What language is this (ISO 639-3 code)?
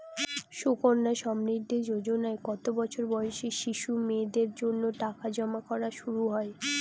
ben